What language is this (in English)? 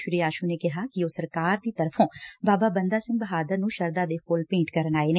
Punjabi